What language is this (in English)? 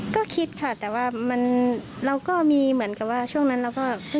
Thai